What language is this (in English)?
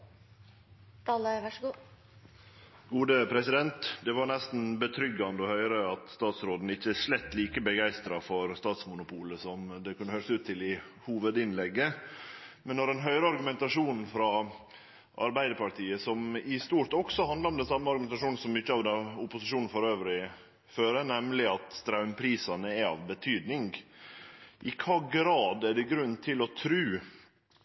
Norwegian Nynorsk